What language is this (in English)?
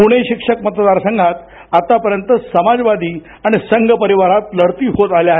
Marathi